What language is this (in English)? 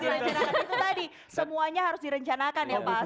Indonesian